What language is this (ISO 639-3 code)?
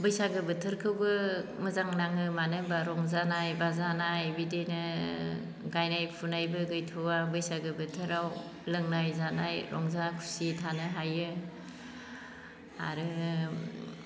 brx